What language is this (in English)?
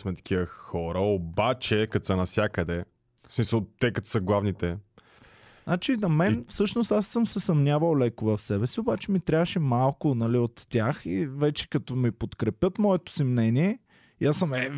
Bulgarian